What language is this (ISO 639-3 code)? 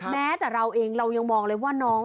tha